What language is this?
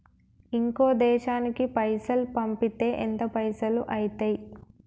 Telugu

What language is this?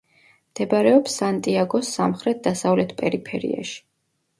Georgian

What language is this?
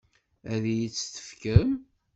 Kabyle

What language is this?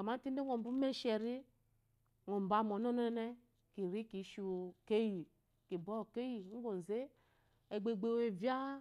Eloyi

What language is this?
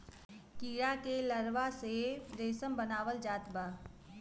Bhojpuri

